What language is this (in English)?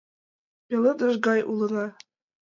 Mari